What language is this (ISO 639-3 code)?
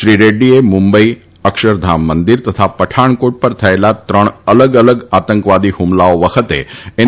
guj